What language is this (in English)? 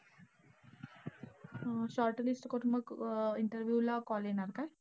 Marathi